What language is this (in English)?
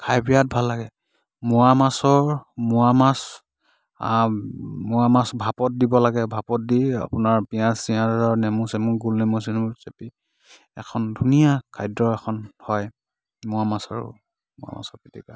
Assamese